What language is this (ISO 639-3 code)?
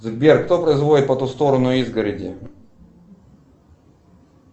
rus